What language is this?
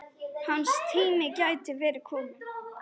Icelandic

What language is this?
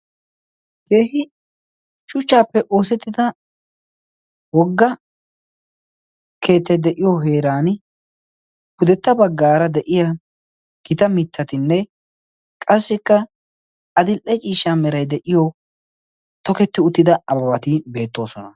Wolaytta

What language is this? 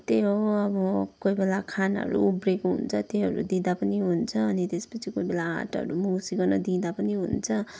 Nepali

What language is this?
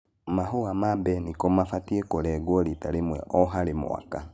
Kikuyu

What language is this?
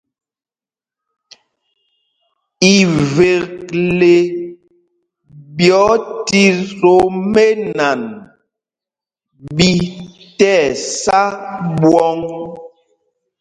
Mpumpong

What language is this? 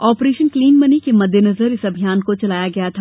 Hindi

